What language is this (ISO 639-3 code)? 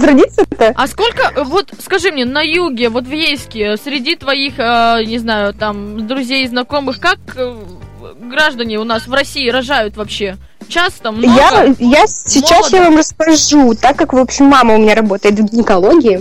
rus